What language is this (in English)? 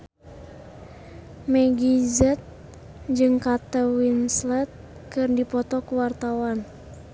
Sundanese